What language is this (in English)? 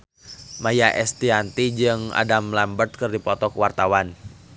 Sundanese